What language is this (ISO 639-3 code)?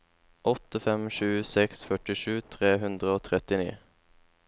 nor